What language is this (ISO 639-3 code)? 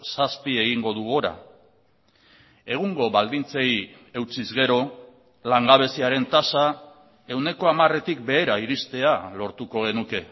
eus